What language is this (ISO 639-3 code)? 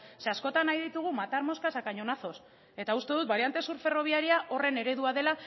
eus